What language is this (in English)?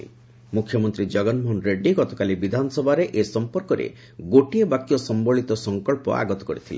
Odia